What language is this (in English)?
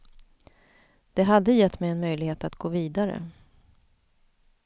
Swedish